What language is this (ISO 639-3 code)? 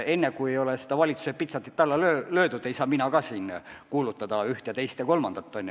est